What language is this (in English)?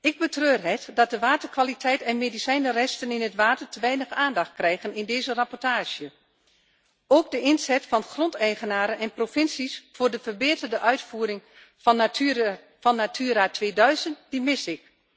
Dutch